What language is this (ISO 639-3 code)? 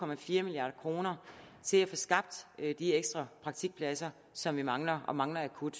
dan